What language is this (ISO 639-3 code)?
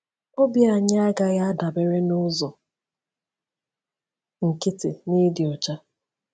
ibo